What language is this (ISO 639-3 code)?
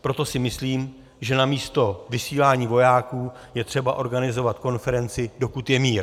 ces